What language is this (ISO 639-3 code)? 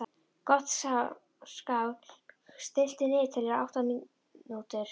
isl